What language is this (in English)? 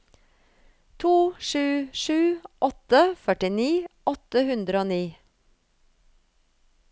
Norwegian